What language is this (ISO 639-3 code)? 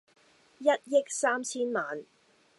yue